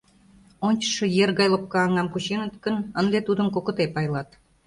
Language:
Mari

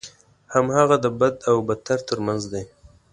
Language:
Pashto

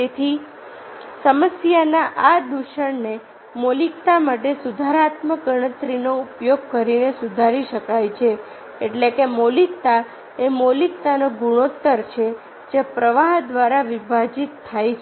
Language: Gujarati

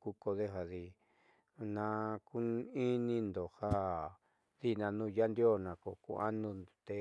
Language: Southeastern Nochixtlán Mixtec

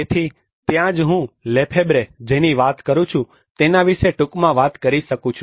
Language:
Gujarati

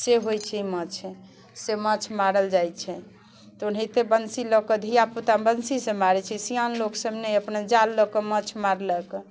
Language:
Maithili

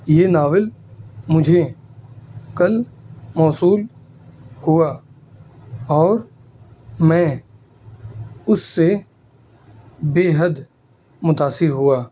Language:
Urdu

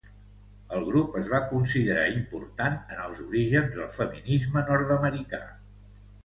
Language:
Catalan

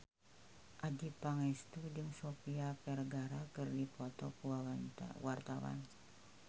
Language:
Sundanese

